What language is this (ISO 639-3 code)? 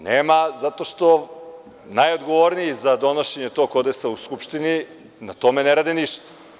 srp